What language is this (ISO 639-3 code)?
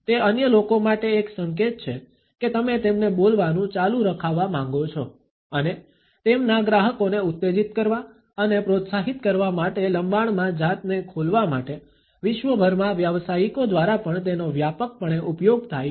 guj